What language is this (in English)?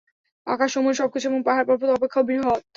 Bangla